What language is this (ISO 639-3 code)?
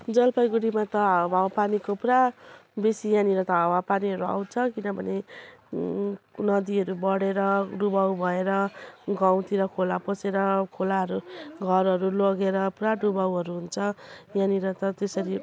nep